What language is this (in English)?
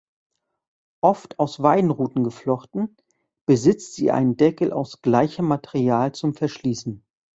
German